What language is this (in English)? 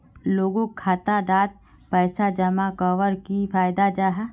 Magahi